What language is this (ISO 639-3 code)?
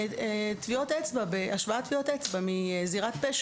heb